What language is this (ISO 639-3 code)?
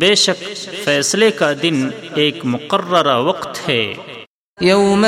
urd